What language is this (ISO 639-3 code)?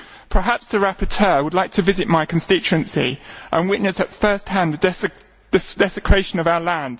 eng